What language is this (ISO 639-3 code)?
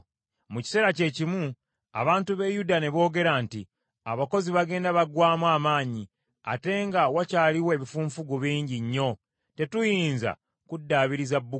lug